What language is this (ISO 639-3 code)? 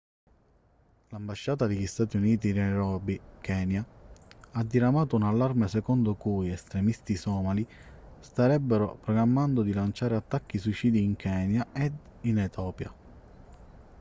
ita